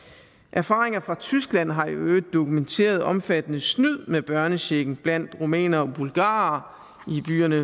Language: Danish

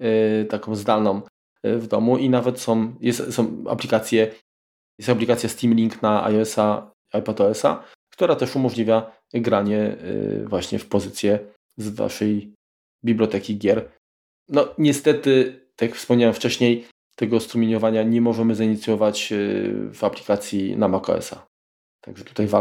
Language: Polish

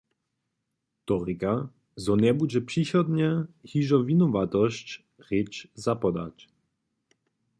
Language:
Upper Sorbian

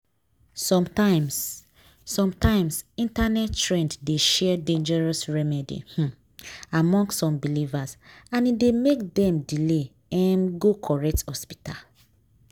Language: Nigerian Pidgin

